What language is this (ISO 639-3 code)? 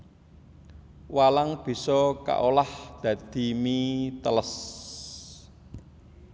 jav